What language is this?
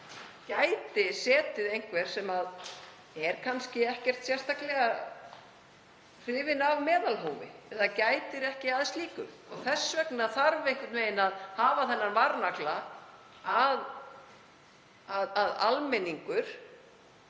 Icelandic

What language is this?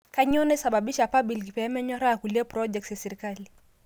Masai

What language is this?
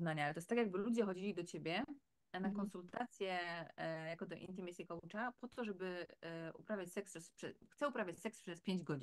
Polish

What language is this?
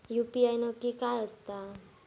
Marathi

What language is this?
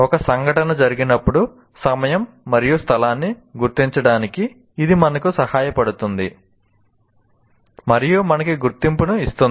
Telugu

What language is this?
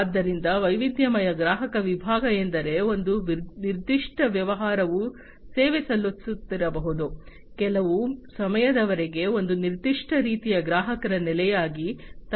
Kannada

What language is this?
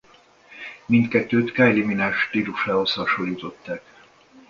Hungarian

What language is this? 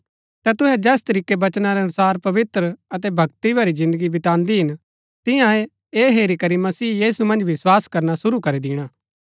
Gaddi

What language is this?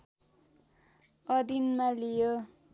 Nepali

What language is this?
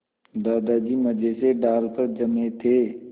Hindi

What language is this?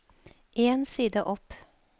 Norwegian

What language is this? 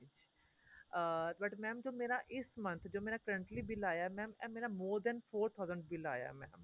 Punjabi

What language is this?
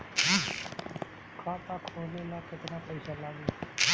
Bhojpuri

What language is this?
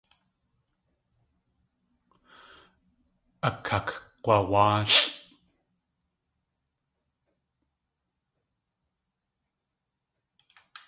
Tlingit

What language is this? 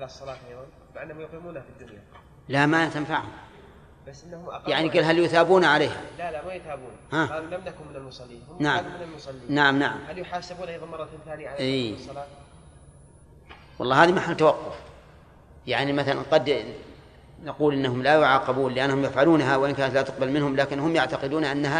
Arabic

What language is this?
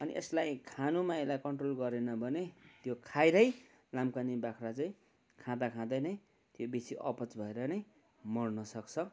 Nepali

